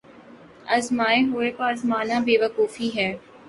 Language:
Urdu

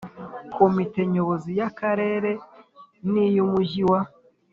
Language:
Kinyarwanda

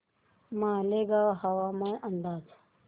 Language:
Marathi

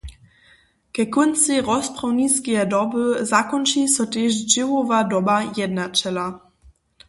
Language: Upper Sorbian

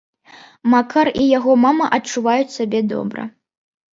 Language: Belarusian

